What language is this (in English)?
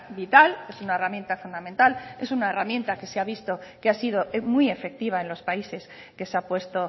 Spanish